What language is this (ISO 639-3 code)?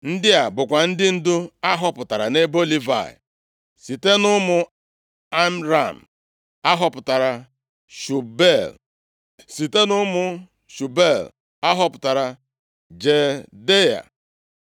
ibo